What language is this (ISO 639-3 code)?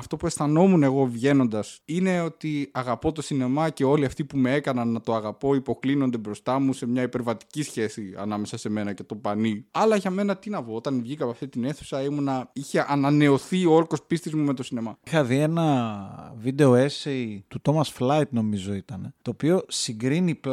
ell